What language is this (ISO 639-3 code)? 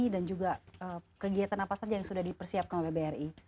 ind